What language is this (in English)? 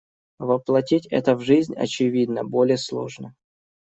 Russian